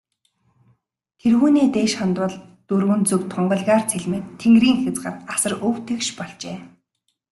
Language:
Mongolian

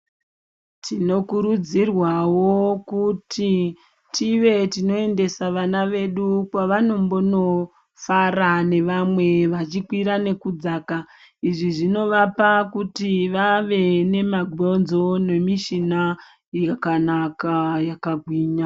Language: Ndau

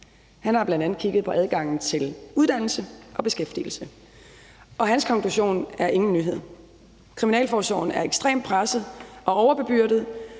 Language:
Danish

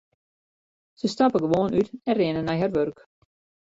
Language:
Western Frisian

